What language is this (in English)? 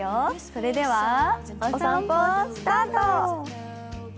Japanese